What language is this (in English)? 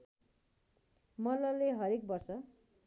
Nepali